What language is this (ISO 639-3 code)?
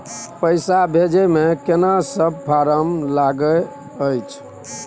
mai